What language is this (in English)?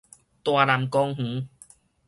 Min Nan Chinese